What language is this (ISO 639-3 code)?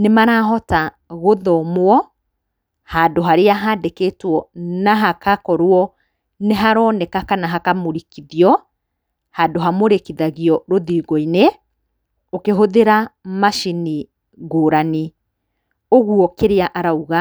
kik